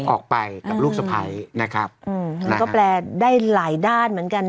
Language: Thai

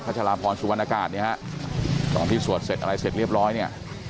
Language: Thai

